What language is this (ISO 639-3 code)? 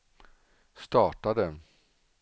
swe